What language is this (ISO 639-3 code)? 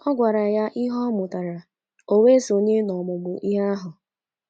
ibo